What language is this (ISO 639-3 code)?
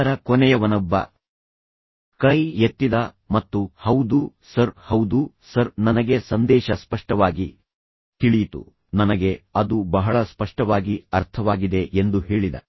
kan